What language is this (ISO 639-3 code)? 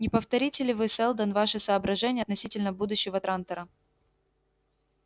rus